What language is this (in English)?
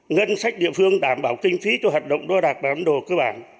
Vietnamese